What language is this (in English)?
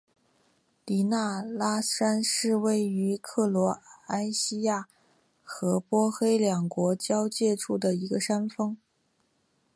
Chinese